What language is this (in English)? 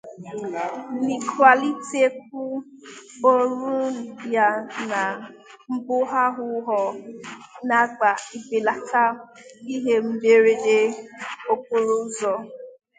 Igbo